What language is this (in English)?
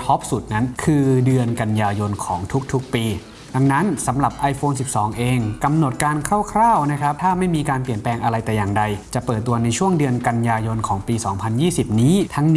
Thai